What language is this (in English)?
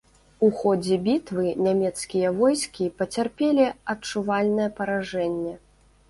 Belarusian